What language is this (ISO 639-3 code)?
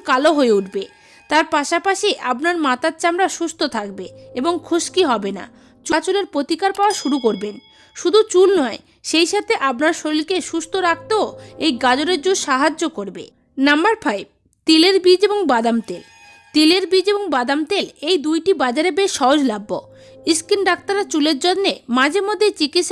ben